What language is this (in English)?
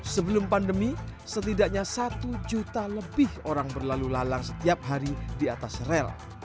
Indonesian